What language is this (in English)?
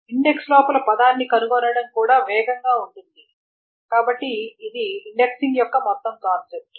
Telugu